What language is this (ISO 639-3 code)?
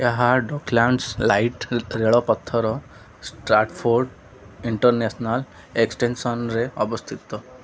ori